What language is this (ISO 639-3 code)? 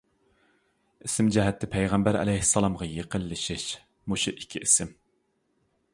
uig